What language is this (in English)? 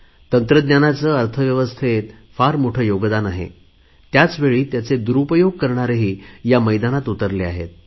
Marathi